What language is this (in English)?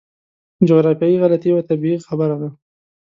Pashto